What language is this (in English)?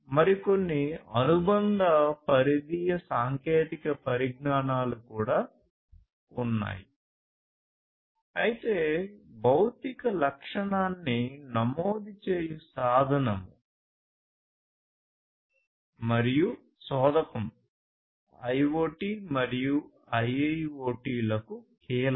Telugu